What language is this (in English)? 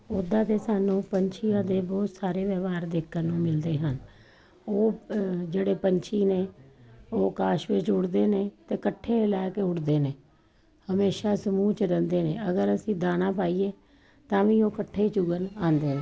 Punjabi